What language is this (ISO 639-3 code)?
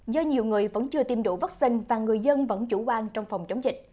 vie